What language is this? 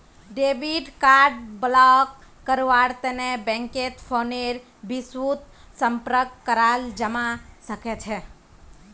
Magahi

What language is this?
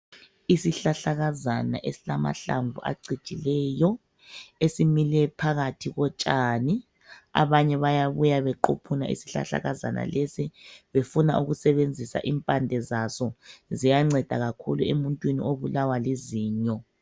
North Ndebele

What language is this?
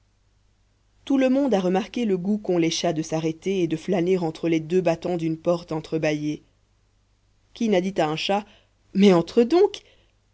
French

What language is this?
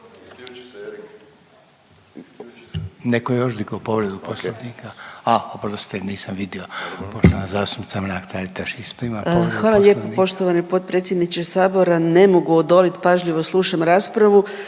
Croatian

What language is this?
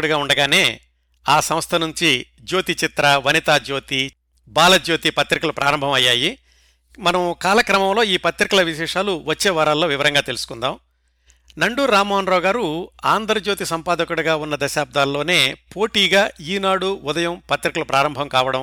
Telugu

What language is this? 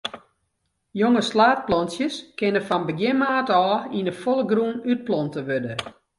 Western Frisian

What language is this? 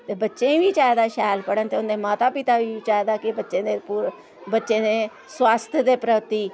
Dogri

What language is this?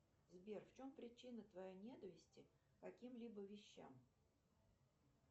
Russian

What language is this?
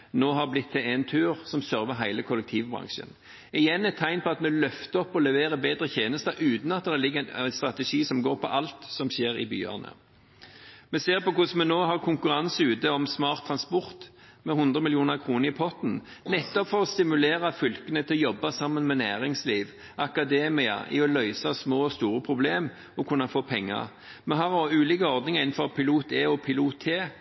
Norwegian Bokmål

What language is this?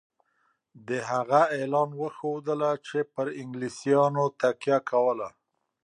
Pashto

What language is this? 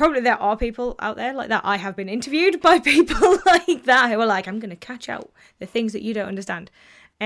English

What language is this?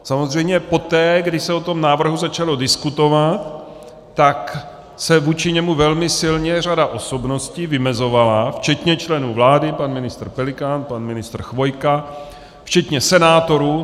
Czech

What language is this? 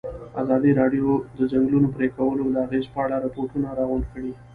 Pashto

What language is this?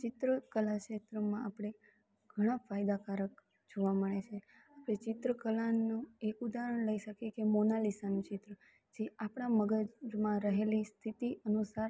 Gujarati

